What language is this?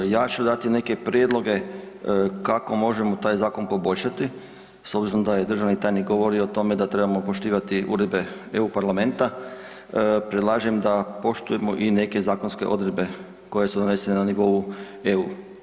Croatian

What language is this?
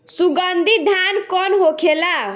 Bhojpuri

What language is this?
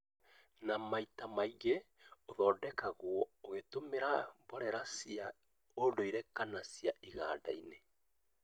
Kikuyu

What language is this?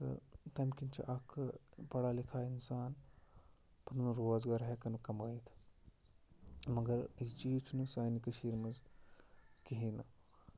Kashmiri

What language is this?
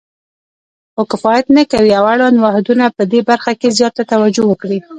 Pashto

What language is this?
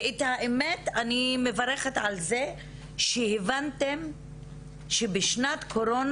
Hebrew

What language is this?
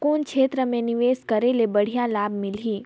Chhattisgarhi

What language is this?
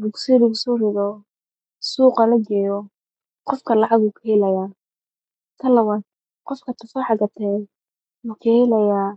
Somali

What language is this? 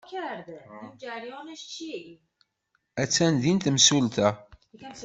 Kabyle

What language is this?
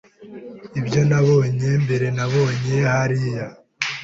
Kinyarwanda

